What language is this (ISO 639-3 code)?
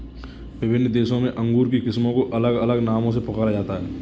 hin